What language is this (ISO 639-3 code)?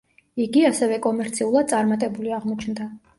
kat